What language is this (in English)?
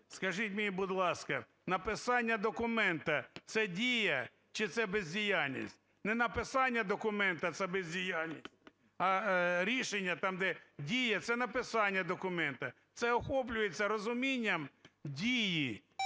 Ukrainian